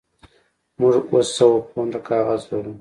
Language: Pashto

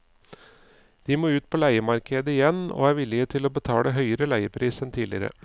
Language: Norwegian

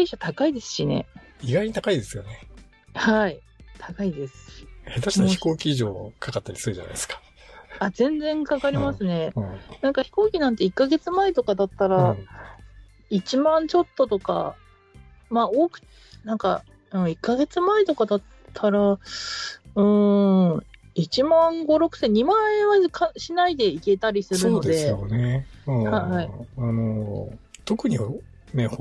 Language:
Japanese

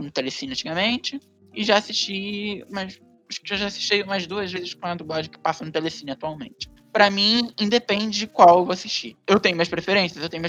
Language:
Portuguese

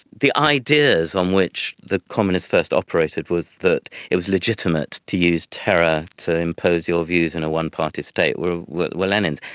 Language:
English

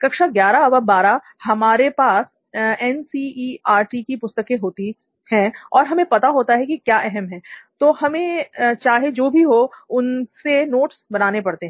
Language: Hindi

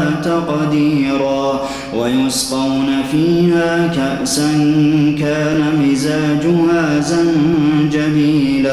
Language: Arabic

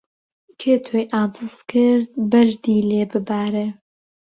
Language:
Central Kurdish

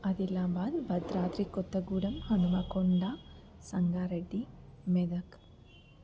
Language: Telugu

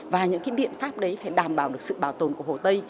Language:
Vietnamese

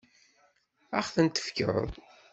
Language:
Kabyle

